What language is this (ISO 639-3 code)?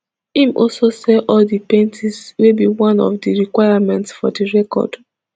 pcm